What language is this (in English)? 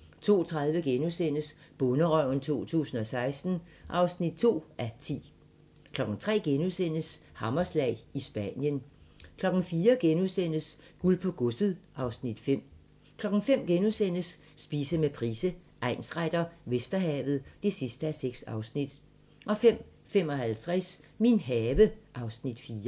Danish